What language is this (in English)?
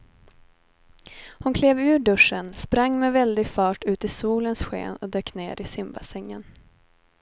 Swedish